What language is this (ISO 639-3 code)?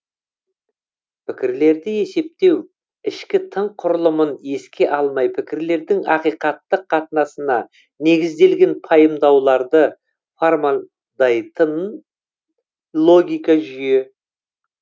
kaz